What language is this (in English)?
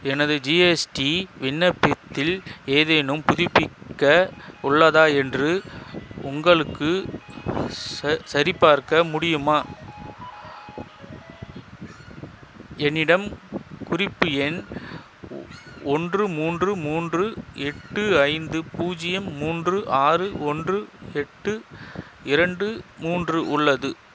Tamil